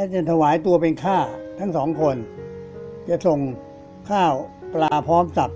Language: Thai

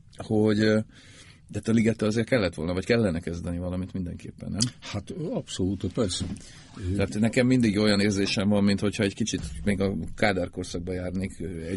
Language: Hungarian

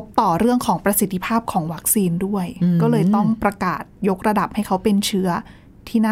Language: Thai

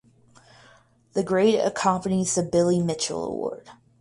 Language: English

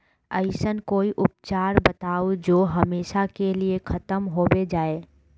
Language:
Magahi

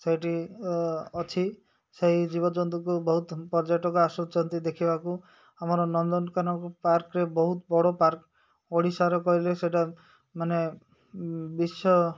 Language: Odia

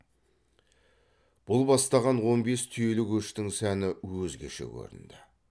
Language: Kazakh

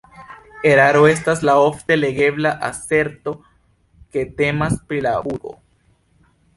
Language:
Esperanto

